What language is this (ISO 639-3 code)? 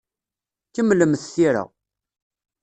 kab